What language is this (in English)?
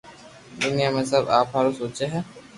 Loarki